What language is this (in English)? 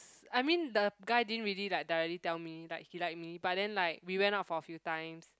English